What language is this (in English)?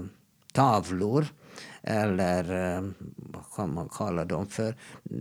Swedish